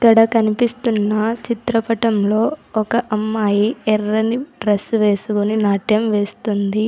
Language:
Telugu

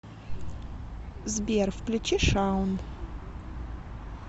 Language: Russian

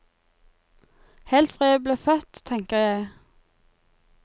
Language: Norwegian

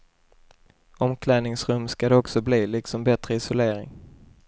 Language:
Swedish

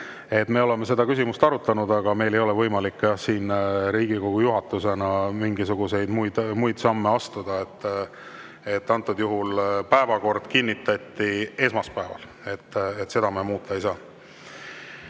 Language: Estonian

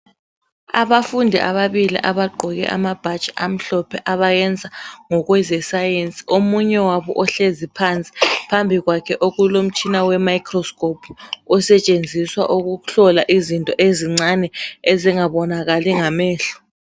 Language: North Ndebele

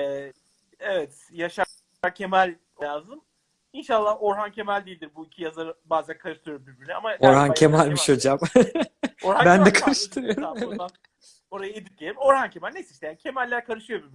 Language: Turkish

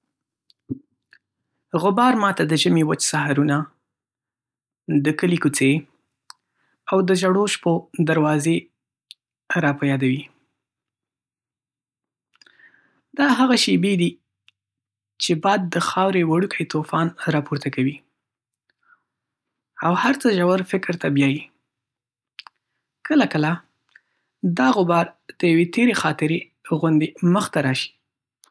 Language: Pashto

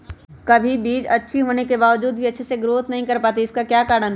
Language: Magahi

